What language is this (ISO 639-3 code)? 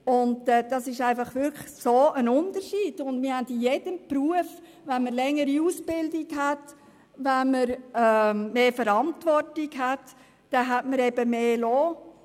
gsw